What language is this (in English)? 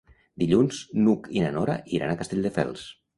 Catalan